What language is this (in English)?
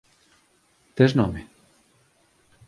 Galician